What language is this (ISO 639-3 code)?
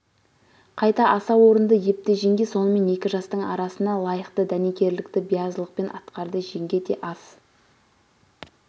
kaz